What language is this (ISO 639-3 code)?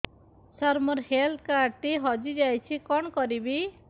ori